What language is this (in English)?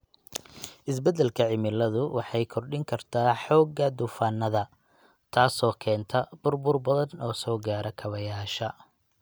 Somali